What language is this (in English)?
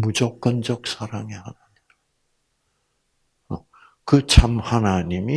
Korean